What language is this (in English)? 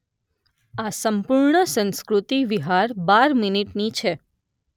Gujarati